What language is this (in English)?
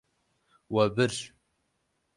Kurdish